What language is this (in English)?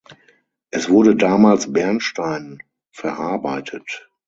German